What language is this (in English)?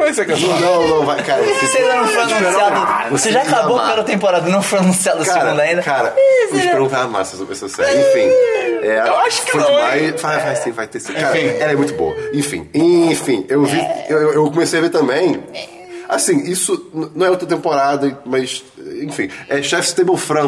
Portuguese